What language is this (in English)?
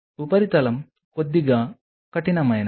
Telugu